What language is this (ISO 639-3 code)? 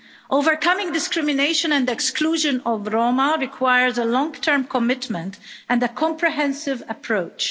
eng